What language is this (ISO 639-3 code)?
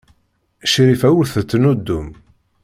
kab